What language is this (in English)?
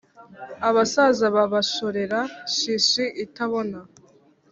Kinyarwanda